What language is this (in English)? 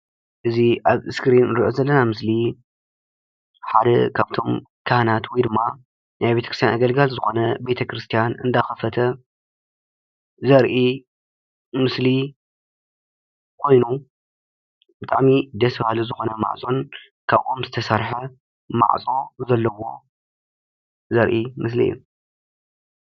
Tigrinya